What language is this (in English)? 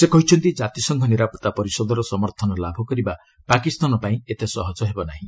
Odia